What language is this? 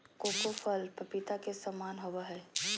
Magahi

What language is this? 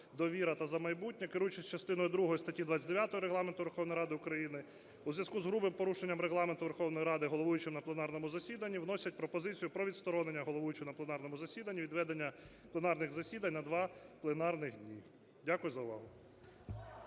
Ukrainian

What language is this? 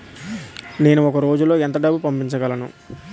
Telugu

